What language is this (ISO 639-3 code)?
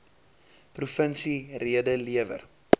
afr